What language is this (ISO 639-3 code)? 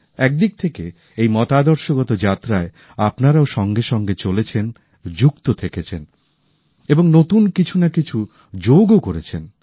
ben